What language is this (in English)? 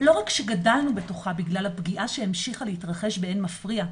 Hebrew